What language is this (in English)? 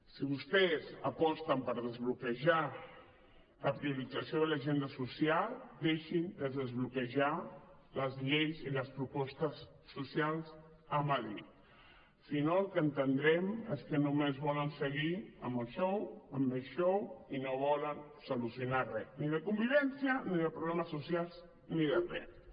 Catalan